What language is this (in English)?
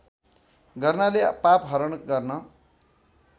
Nepali